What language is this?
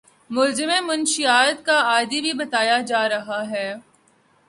Urdu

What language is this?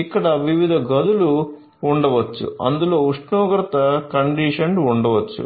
Telugu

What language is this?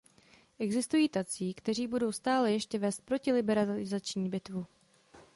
Czech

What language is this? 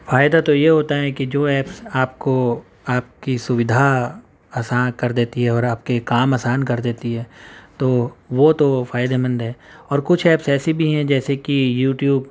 Urdu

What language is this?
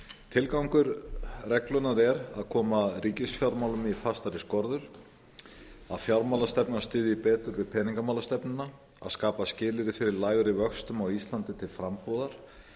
Icelandic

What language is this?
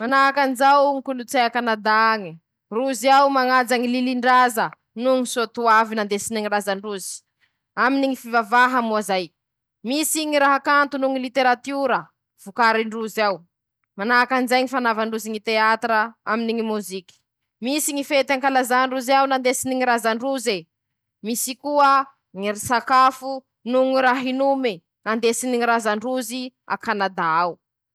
Masikoro Malagasy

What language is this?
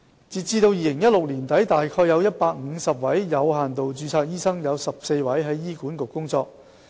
Cantonese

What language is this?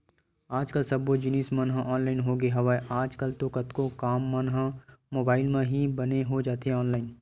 Chhattisgarhi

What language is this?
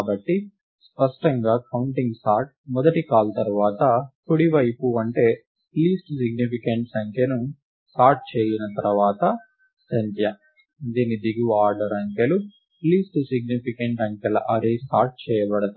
Telugu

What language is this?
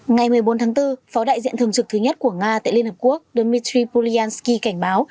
Vietnamese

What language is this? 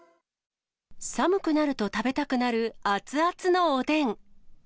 Japanese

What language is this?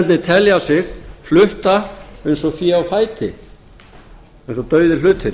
Icelandic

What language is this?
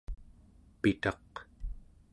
Central Yupik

